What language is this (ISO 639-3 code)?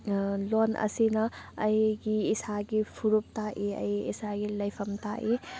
mni